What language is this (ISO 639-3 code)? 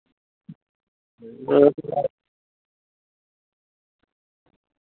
doi